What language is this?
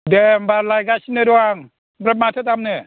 Bodo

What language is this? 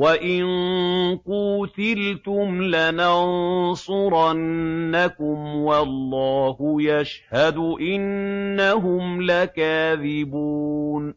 Arabic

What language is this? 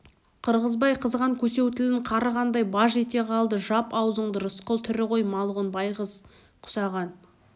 Kazakh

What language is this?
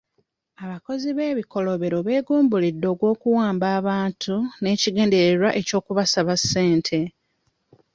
Ganda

